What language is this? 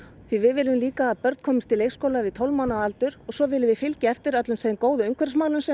Icelandic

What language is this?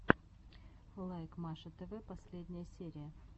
Russian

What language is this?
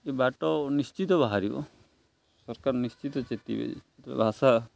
Odia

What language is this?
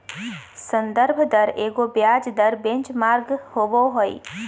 Magahi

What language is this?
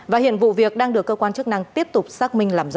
Vietnamese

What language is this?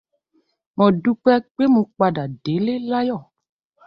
Yoruba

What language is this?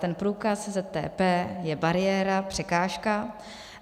Czech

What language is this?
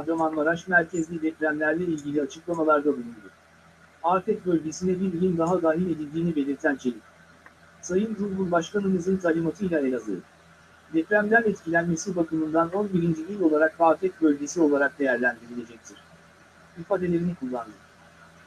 Turkish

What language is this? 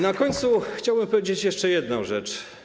Polish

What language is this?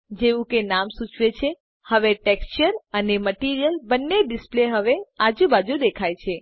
Gujarati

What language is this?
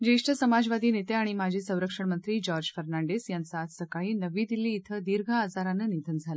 Marathi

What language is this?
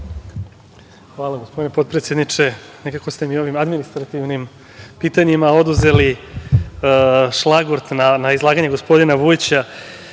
Serbian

